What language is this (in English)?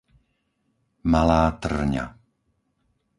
Slovak